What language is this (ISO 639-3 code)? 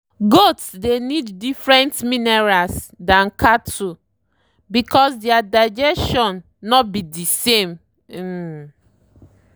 pcm